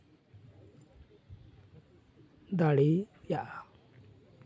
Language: Santali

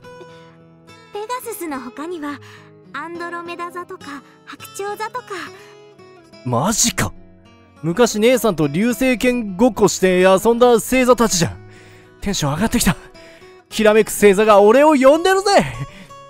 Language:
Japanese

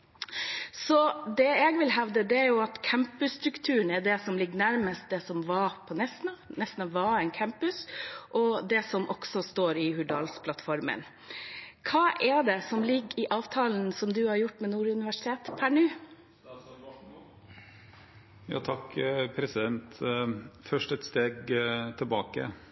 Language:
Norwegian Bokmål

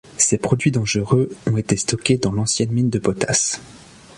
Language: French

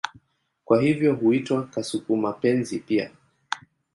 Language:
Swahili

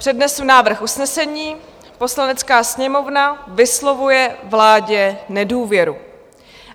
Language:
Czech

